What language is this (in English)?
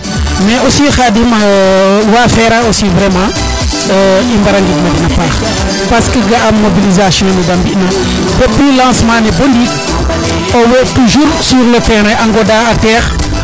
Serer